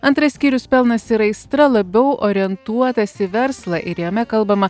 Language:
Lithuanian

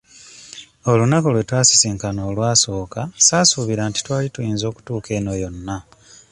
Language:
Ganda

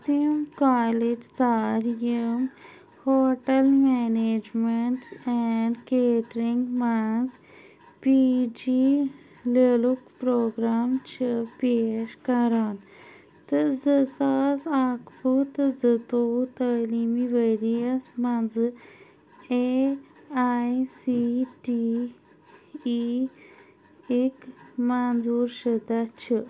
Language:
Kashmiri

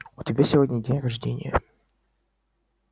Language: Russian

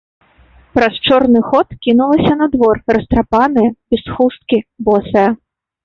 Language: Belarusian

